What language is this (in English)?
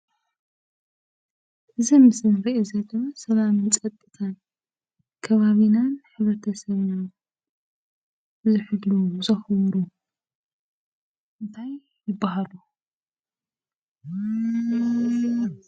Tigrinya